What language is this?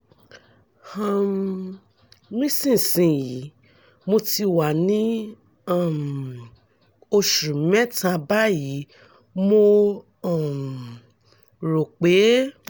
Yoruba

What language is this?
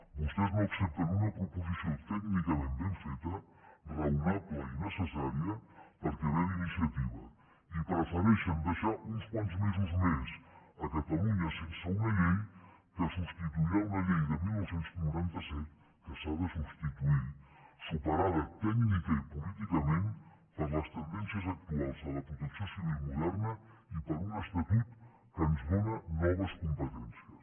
Catalan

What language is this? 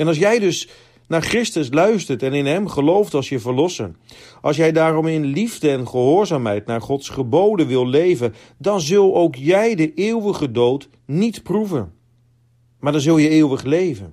Dutch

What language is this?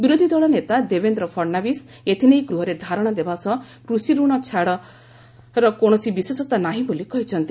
Odia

